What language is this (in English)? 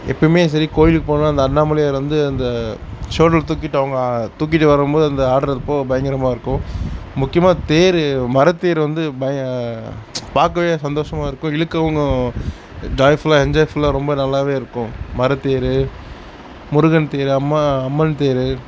Tamil